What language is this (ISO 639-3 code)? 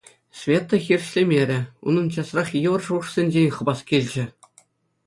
chv